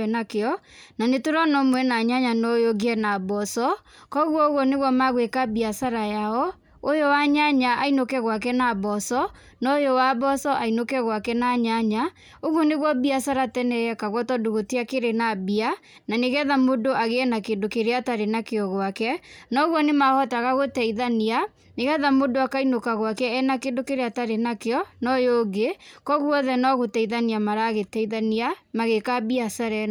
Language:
Kikuyu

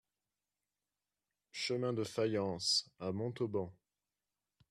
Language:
French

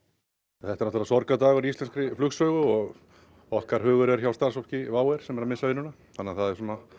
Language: Icelandic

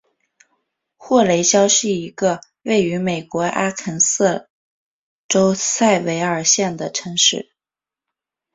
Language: Chinese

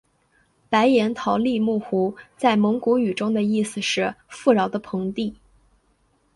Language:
Chinese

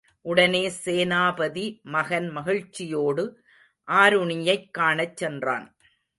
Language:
Tamil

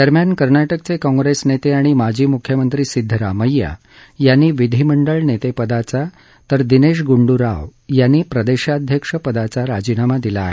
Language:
Marathi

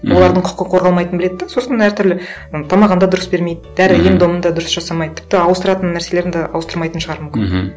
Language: Kazakh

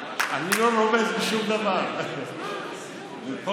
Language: Hebrew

